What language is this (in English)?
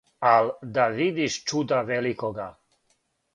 Serbian